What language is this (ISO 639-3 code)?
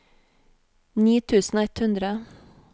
nor